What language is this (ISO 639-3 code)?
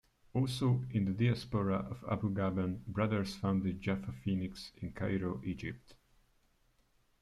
eng